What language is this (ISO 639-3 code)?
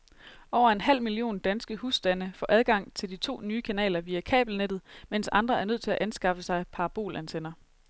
dan